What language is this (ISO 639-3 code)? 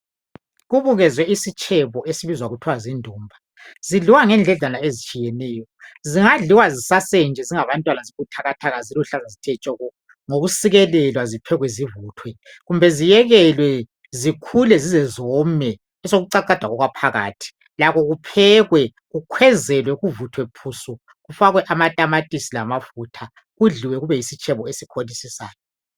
nde